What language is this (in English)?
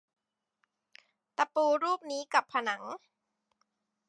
Thai